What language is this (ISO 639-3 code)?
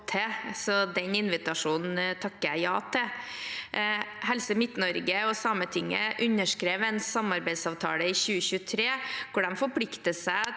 nor